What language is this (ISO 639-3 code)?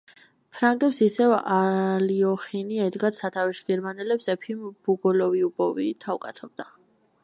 kat